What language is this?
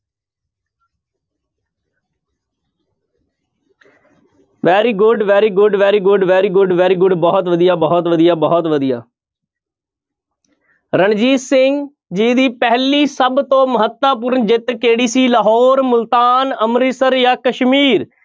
Punjabi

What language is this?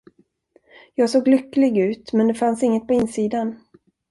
Swedish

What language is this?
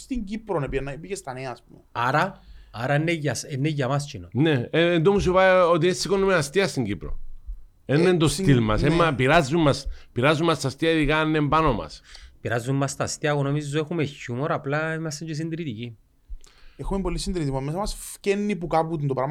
Greek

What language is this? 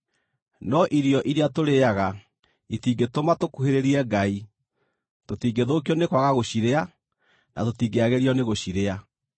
Kikuyu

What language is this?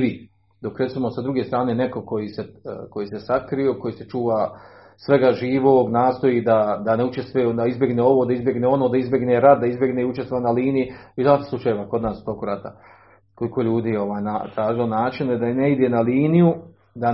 Croatian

